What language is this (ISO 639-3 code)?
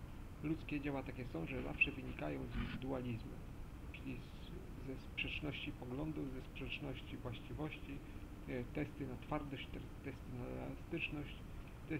pol